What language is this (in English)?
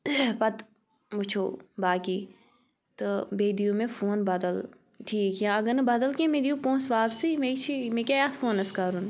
Kashmiri